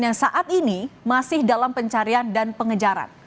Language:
Indonesian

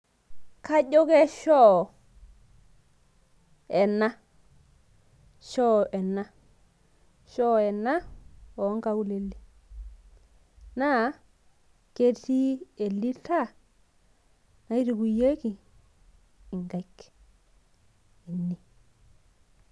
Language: Masai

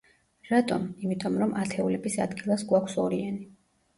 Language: Georgian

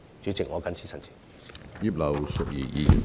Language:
Cantonese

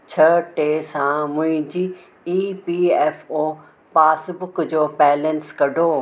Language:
Sindhi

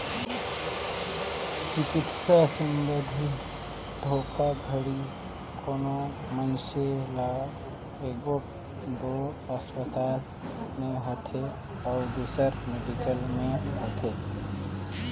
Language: Chhattisgarhi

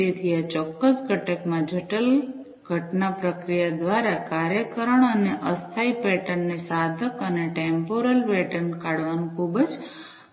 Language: Gujarati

